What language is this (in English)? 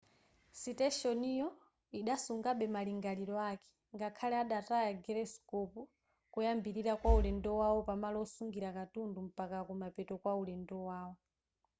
Nyanja